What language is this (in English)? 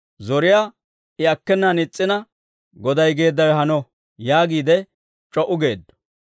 Dawro